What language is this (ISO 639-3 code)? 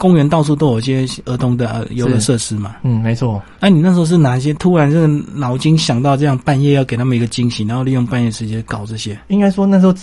zho